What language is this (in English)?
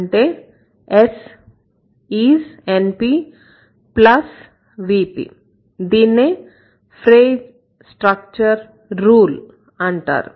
Telugu